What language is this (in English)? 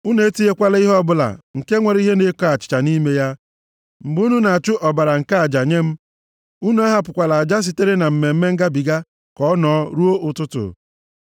Igbo